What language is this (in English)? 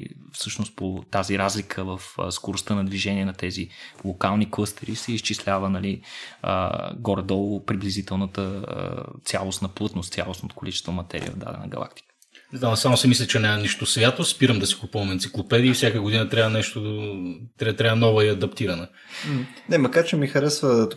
Bulgarian